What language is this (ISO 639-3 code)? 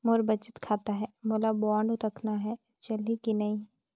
hne